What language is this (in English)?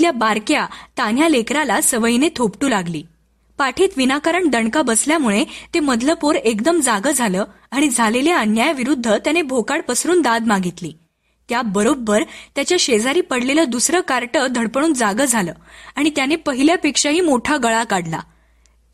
Marathi